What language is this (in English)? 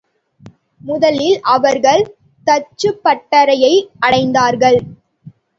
Tamil